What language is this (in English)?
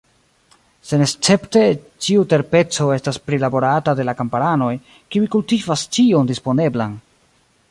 Esperanto